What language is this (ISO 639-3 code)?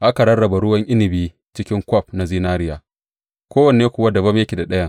hau